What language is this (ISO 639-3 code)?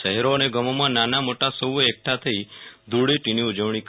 guj